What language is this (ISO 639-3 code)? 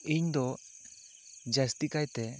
sat